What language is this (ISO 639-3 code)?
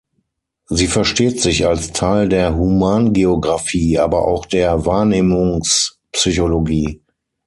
deu